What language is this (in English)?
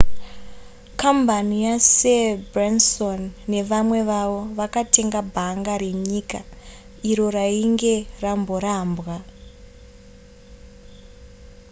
Shona